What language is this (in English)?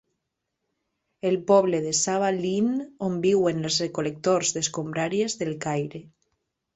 Catalan